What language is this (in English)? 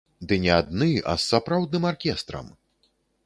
Belarusian